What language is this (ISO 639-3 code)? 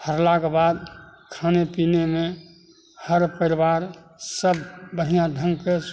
mai